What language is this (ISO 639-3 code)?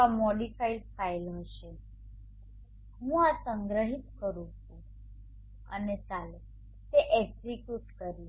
guj